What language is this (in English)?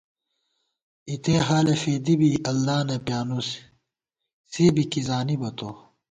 Gawar-Bati